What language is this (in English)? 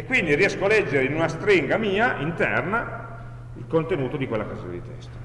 Italian